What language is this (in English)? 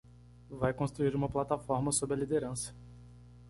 Portuguese